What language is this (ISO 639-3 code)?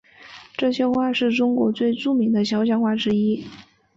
zho